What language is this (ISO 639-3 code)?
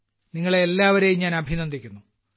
mal